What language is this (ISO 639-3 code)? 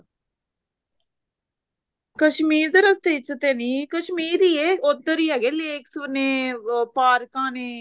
pan